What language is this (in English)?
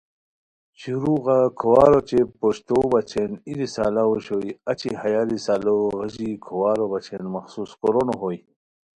Khowar